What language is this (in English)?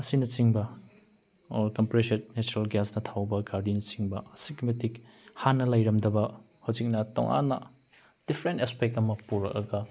Manipuri